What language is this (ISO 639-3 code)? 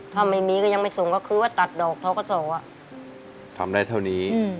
tha